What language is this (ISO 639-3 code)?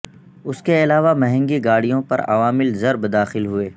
urd